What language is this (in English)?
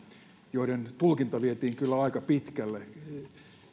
Finnish